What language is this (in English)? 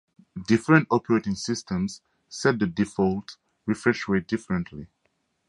English